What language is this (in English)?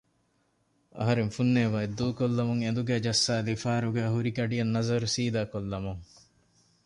Divehi